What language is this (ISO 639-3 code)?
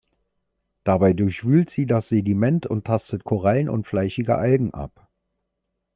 deu